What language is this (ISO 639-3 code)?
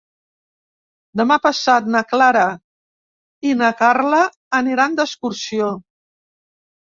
cat